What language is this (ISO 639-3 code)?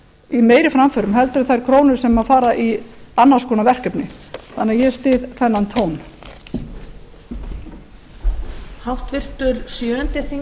isl